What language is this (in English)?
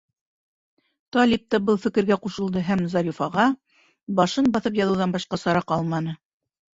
Bashkir